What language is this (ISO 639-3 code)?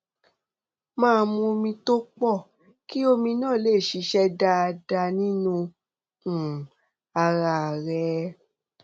yor